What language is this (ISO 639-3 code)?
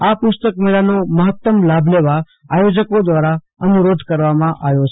guj